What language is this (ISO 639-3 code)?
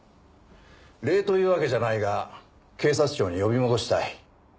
jpn